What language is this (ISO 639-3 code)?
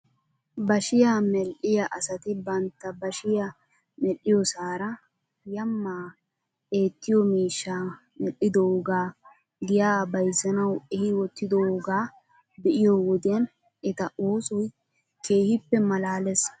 wal